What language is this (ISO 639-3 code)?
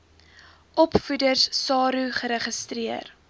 afr